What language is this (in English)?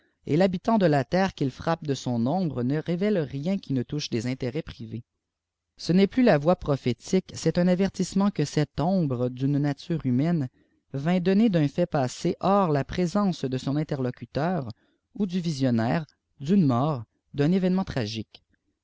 French